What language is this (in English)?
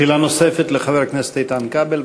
Hebrew